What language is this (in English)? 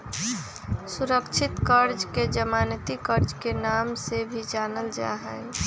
Magahi